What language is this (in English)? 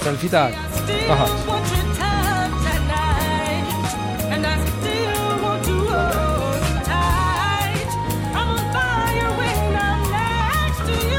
Polish